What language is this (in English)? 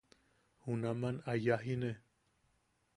Yaqui